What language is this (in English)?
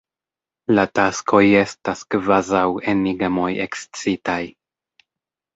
Esperanto